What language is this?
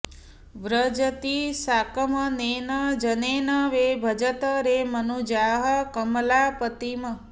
Sanskrit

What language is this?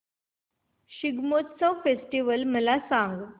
Marathi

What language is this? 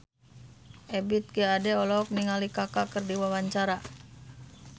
Sundanese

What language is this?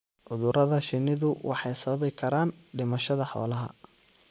Somali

